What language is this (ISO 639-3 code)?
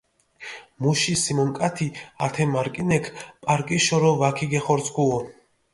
xmf